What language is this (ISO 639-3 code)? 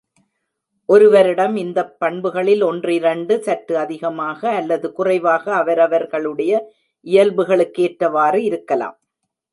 tam